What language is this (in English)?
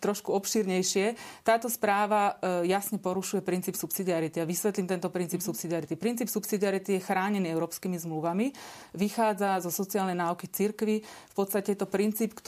Slovak